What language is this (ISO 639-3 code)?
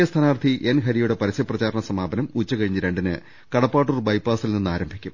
mal